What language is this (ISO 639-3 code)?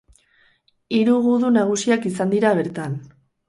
eus